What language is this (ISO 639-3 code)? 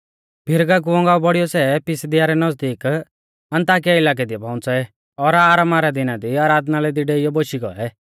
bfz